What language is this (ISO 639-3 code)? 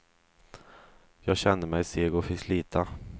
swe